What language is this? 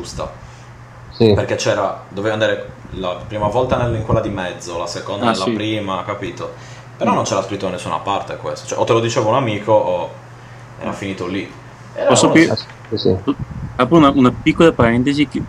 Italian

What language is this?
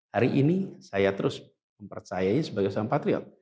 Indonesian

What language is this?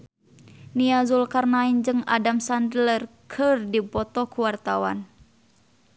Sundanese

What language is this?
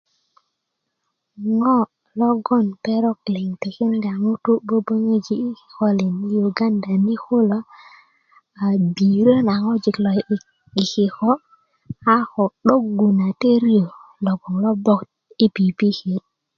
Kuku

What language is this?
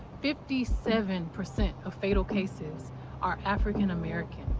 English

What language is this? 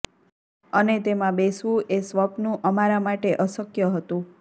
Gujarati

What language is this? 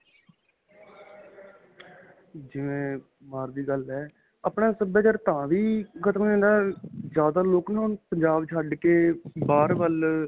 Punjabi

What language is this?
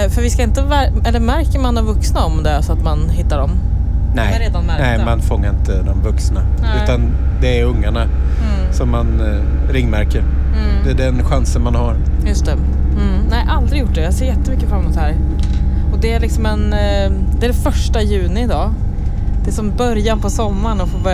Swedish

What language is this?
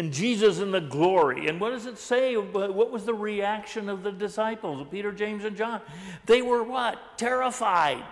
English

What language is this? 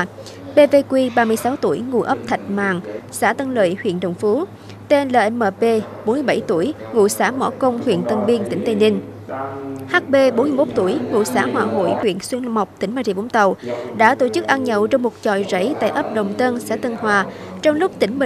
Vietnamese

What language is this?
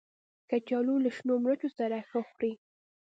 Pashto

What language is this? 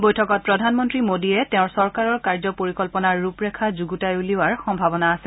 Assamese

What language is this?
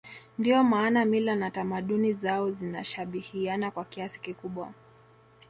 Swahili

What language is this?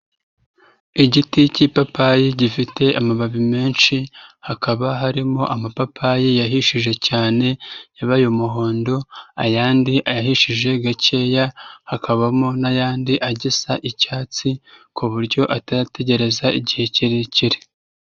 Kinyarwanda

